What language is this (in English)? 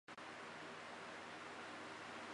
Chinese